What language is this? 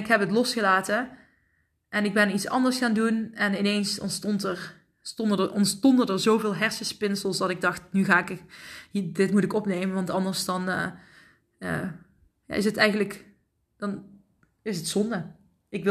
Dutch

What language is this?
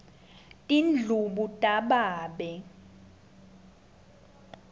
Swati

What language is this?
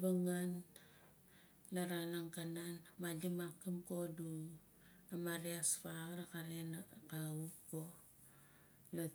Nalik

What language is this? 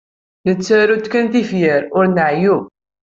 Kabyle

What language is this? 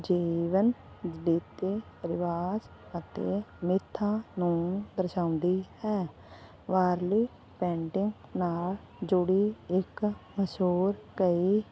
Punjabi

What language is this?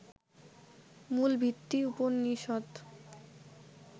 Bangla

